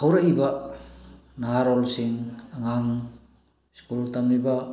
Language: Manipuri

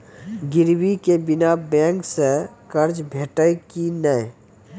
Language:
Maithili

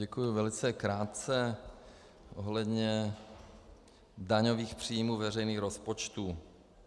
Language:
Czech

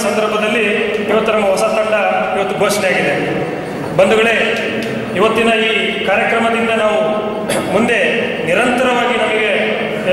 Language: Kannada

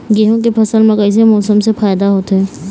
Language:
Chhattisgarhi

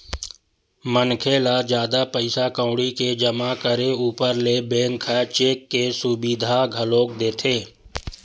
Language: Chhattisgarhi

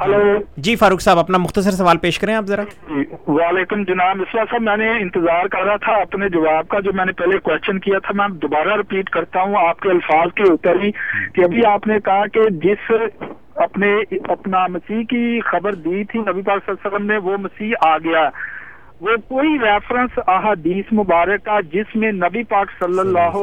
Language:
Urdu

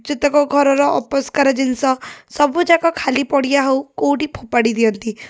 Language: Odia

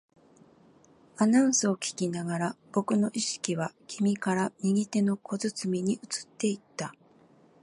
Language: Japanese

